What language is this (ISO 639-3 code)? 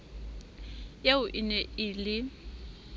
sot